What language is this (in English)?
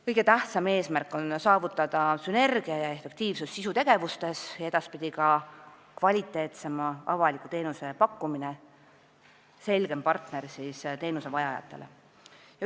Estonian